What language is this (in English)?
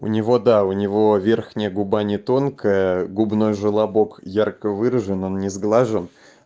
Russian